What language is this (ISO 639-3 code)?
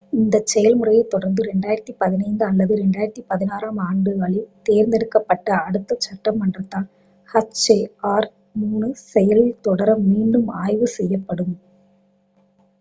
tam